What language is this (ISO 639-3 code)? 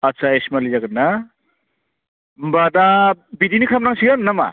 brx